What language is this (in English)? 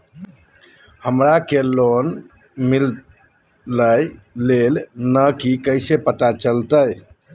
Magahi